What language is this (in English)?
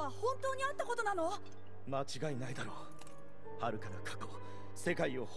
Japanese